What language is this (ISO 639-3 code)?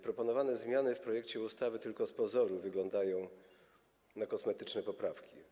pol